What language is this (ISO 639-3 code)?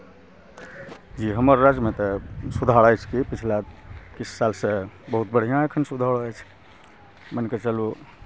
mai